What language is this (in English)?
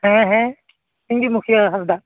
Santali